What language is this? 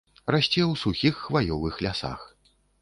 Belarusian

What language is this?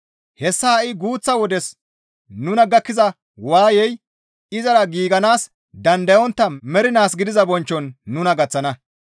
Gamo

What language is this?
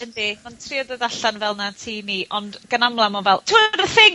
Welsh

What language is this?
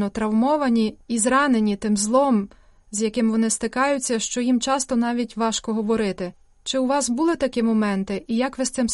Ukrainian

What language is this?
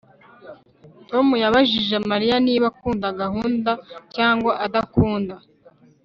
Kinyarwanda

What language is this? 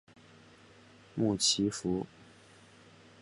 Chinese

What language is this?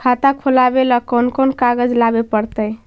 Magahi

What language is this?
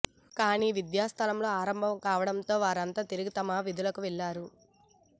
Telugu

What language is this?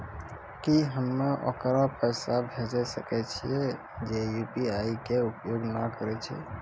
Maithili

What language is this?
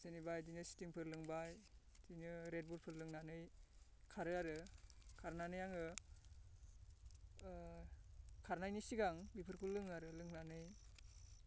Bodo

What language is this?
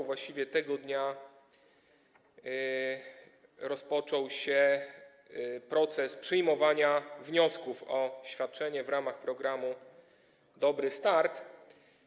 Polish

